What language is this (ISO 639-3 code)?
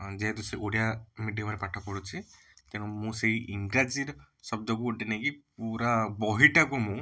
ori